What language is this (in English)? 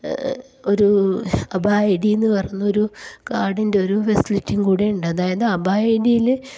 Malayalam